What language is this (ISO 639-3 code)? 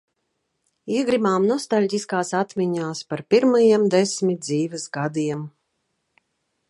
lav